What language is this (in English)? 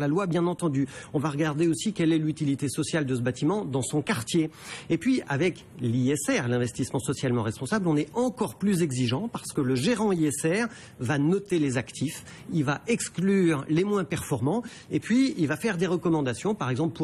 French